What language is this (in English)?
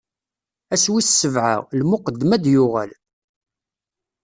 Kabyle